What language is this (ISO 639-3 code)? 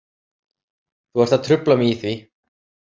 isl